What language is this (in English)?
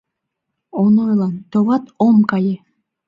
Mari